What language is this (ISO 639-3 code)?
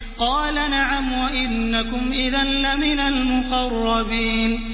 ara